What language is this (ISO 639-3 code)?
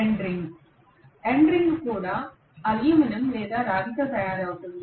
tel